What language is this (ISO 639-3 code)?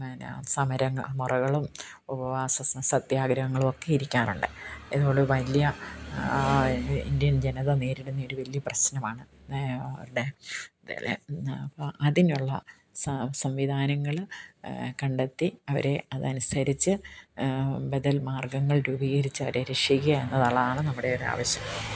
mal